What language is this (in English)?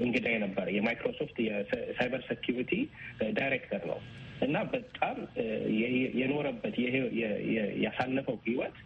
Amharic